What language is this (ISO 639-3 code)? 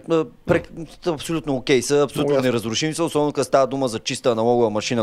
bul